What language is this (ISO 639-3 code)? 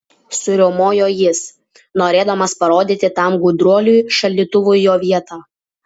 lit